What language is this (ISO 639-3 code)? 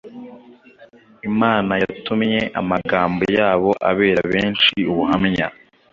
kin